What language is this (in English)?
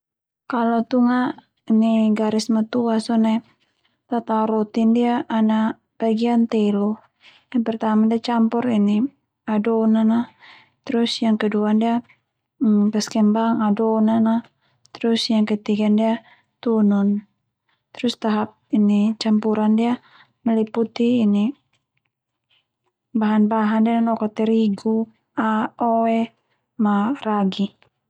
Termanu